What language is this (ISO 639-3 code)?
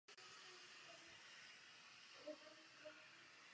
ces